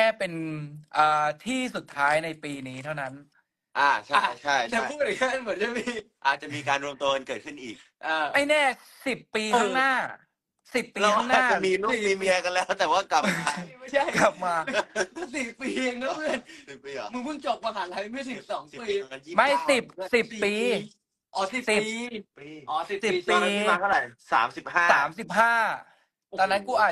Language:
Thai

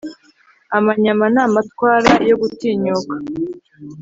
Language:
Kinyarwanda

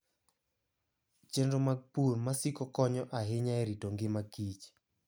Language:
Luo (Kenya and Tanzania)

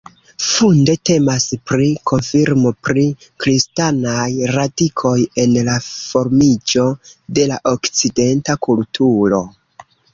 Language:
Esperanto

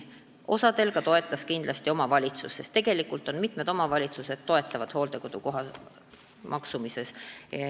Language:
Estonian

